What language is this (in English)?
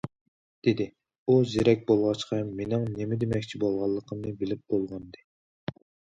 Uyghur